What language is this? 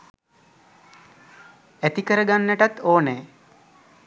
Sinhala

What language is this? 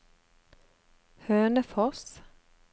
Norwegian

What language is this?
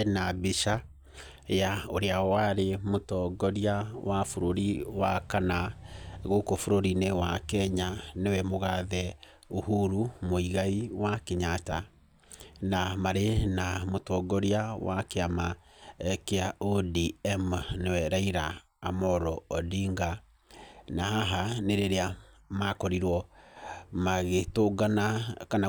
Kikuyu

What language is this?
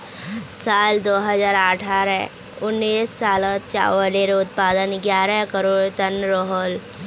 Magahi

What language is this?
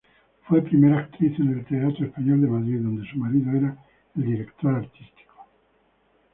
Spanish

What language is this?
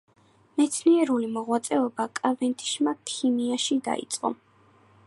Georgian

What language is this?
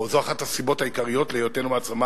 Hebrew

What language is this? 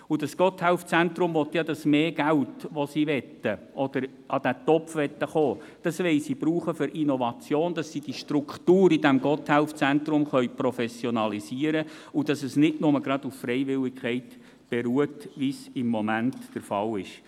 Swiss German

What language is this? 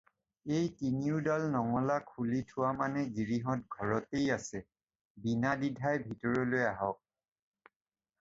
Assamese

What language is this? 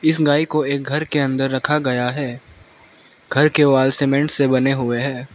Hindi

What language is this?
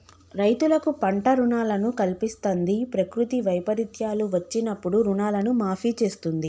Telugu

